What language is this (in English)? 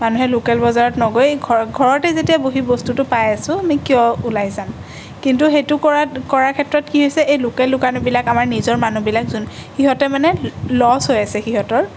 Assamese